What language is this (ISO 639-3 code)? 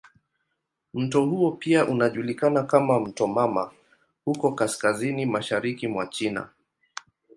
swa